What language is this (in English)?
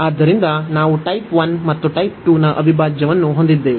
Kannada